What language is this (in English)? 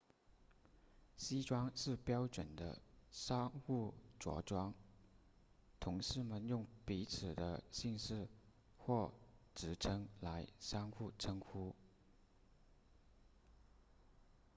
Chinese